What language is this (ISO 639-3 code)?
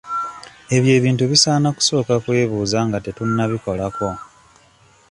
lug